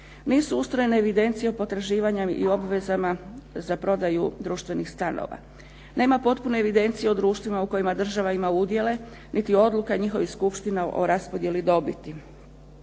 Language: Croatian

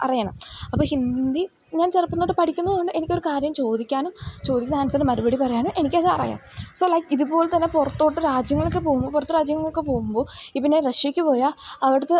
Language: Malayalam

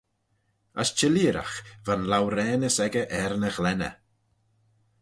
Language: Manx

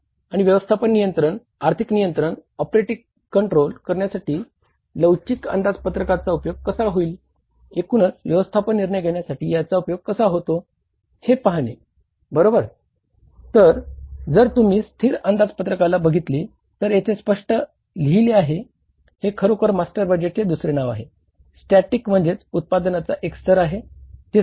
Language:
Marathi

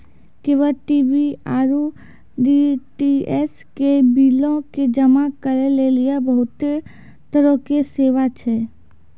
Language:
Maithili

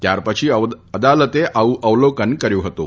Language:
Gujarati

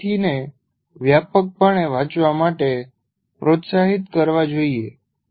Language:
Gujarati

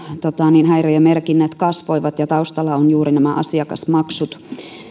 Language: Finnish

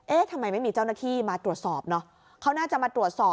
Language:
Thai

